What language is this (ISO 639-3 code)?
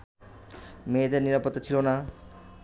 ben